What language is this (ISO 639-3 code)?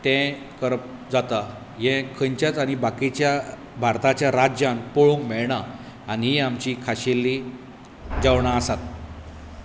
kok